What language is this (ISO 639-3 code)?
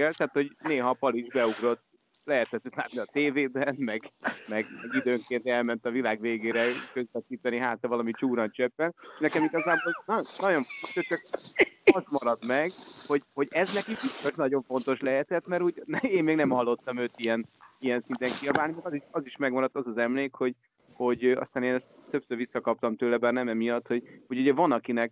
hun